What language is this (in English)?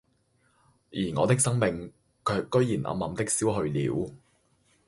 Cantonese